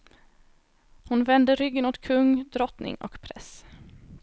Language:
Swedish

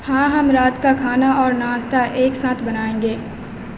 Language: Urdu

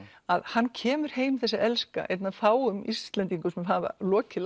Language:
Icelandic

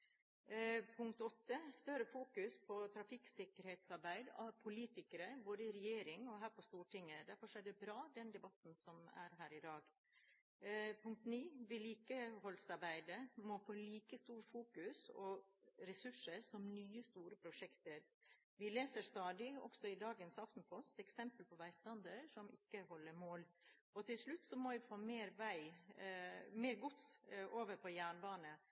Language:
Norwegian Bokmål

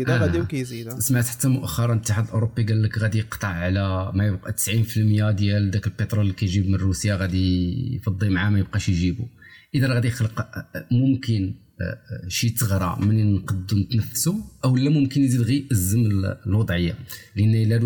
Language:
Arabic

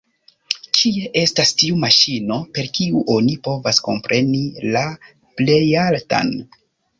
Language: Esperanto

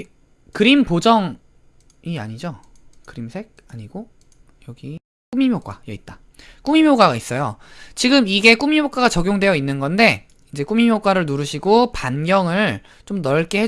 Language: Korean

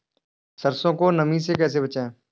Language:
Hindi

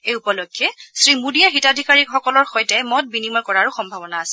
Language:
Assamese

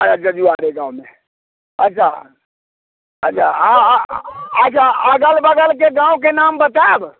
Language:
Maithili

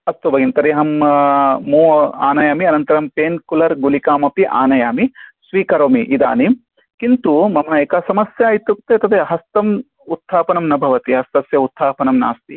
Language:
Sanskrit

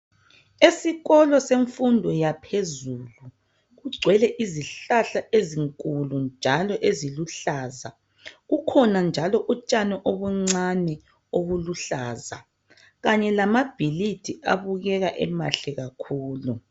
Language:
North Ndebele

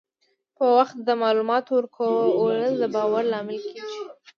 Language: Pashto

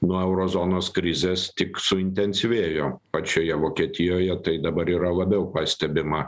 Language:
Lithuanian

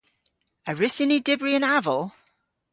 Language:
Cornish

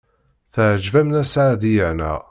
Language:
Kabyle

